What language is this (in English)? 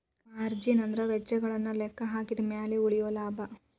Kannada